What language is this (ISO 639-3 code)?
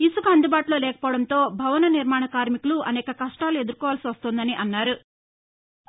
tel